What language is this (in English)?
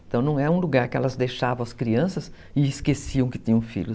Portuguese